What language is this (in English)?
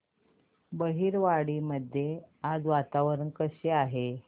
Marathi